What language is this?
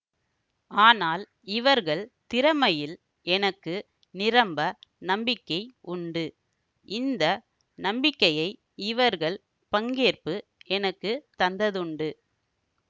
Tamil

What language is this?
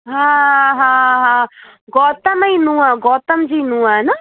Sindhi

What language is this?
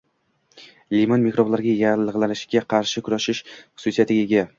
Uzbek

